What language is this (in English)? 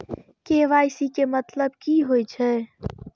Maithili